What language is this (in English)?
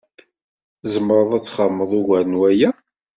Kabyle